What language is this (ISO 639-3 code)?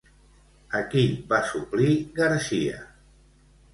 cat